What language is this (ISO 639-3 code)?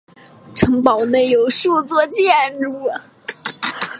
zho